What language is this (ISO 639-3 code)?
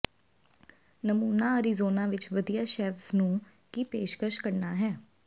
pan